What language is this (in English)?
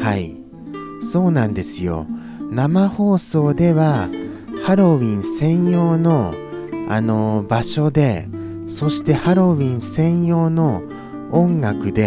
Japanese